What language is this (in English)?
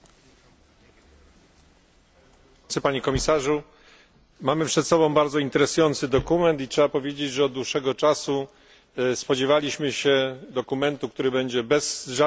Polish